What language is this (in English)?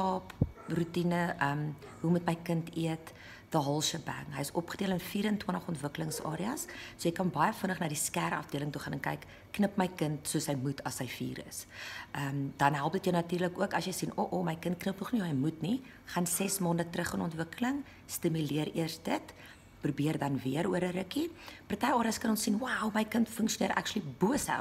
Dutch